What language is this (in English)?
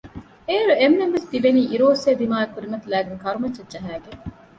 Divehi